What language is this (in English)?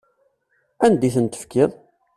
Kabyle